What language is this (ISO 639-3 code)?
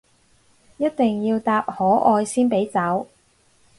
yue